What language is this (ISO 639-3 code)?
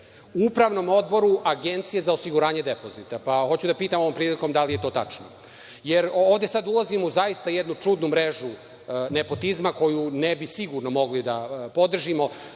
srp